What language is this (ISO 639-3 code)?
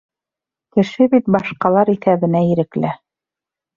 bak